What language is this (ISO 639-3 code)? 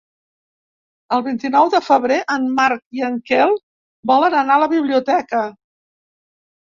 cat